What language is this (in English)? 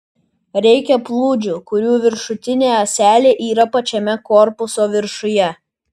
Lithuanian